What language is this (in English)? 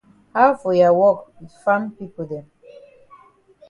Cameroon Pidgin